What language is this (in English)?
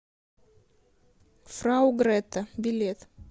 Russian